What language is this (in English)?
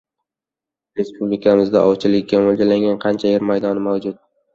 Uzbek